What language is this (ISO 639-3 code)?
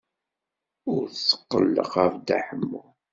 kab